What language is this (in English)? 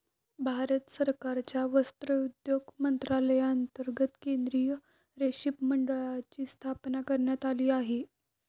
Marathi